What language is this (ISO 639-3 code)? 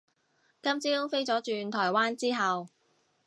yue